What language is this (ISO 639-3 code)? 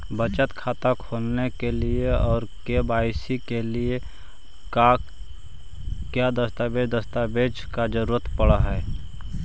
mag